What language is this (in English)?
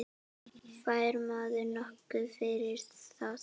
Icelandic